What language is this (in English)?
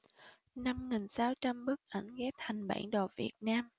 Vietnamese